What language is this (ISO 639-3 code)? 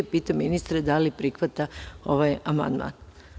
srp